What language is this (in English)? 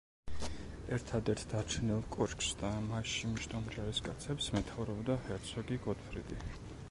Georgian